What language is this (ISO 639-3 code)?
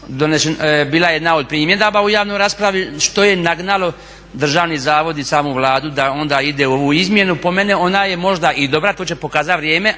hrv